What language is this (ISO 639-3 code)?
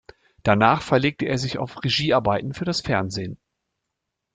deu